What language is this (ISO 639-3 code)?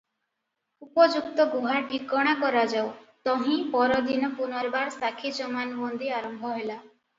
ori